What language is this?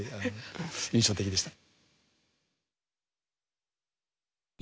Japanese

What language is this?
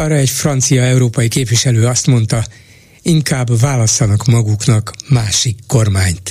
Hungarian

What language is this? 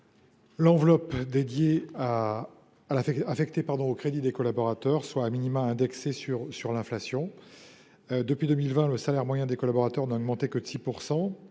French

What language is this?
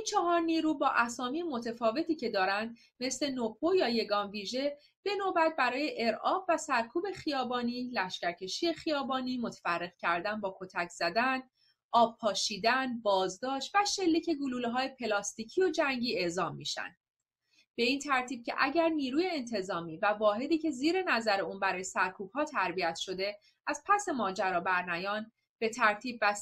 Persian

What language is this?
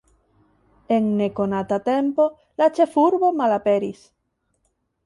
Esperanto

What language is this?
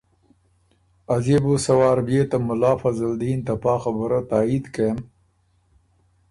Ormuri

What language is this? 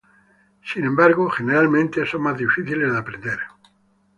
Spanish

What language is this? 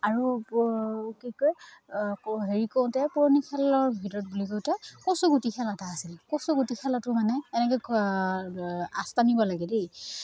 Assamese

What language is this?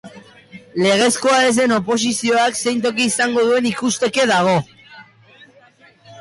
Basque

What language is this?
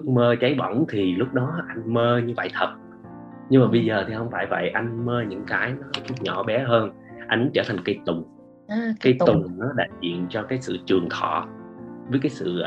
Vietnamese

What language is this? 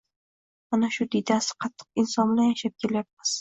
Uzbek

